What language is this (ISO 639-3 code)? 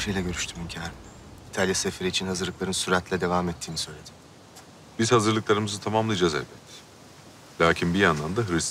tur